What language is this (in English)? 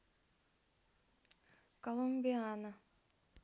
Russian